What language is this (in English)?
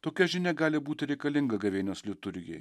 Lithuanian